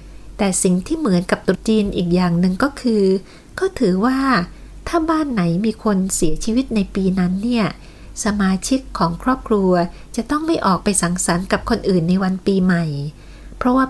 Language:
Thai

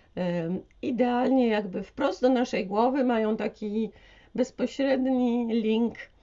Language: Polish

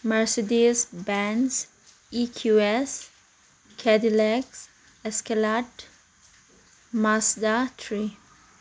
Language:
Manipuri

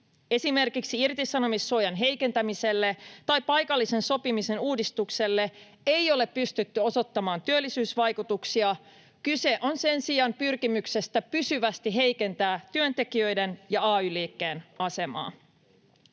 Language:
Finnish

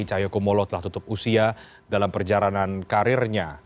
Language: Indonesian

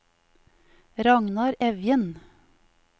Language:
Norwegian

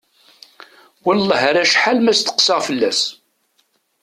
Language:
Kabyle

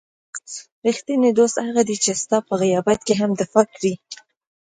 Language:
Pashto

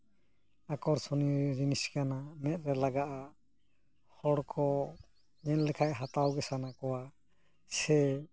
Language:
Santali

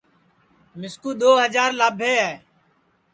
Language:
Sansi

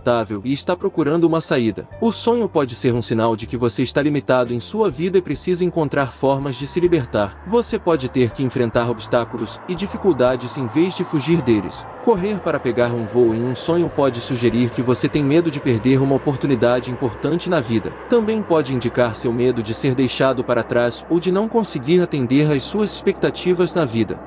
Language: Portuguese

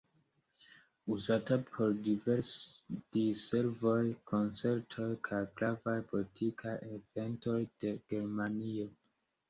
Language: Esperanto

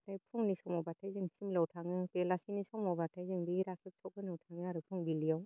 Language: Bodo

